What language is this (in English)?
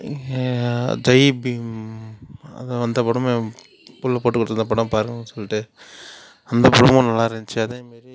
Tamil